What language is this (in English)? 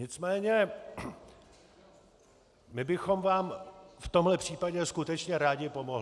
Czech